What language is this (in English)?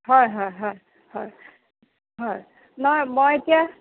Assamese